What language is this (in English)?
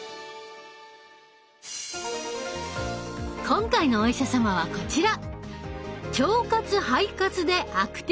Japanese